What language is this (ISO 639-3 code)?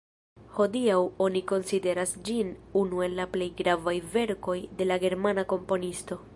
epo